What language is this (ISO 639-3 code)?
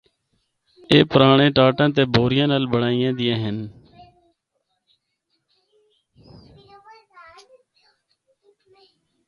hno